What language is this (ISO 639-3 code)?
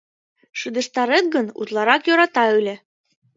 chm